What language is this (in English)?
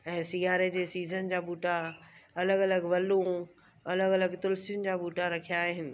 Sindhi